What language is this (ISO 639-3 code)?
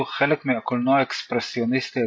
heb